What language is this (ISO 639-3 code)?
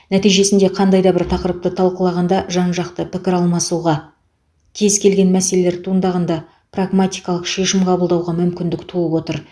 kaz